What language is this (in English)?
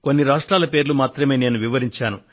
Telugu